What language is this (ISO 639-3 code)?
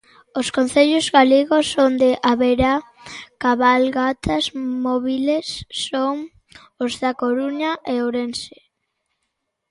glg